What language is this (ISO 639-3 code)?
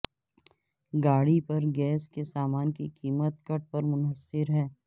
urd